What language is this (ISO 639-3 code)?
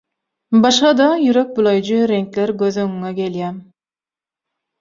tuk